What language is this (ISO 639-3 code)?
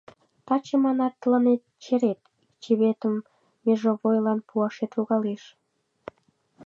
chm